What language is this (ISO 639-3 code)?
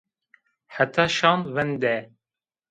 zza